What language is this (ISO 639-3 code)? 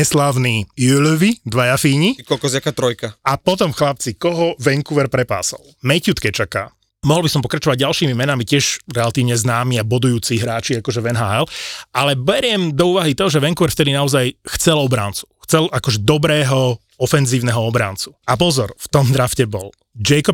slk